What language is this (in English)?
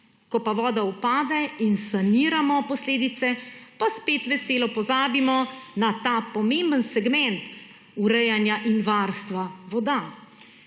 Slovenian